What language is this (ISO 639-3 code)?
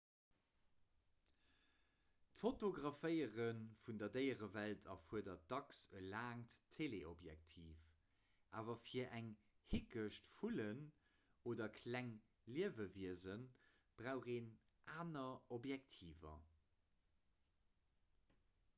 ltz